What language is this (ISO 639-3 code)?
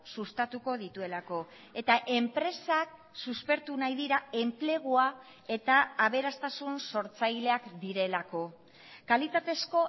eus